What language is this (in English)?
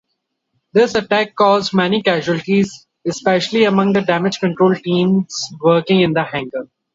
English